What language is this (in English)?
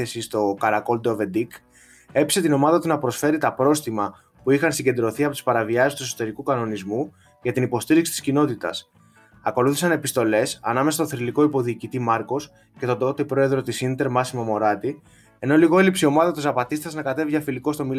Greek